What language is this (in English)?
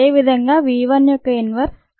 Telugu